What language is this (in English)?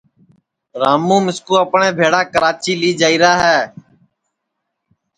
Sansi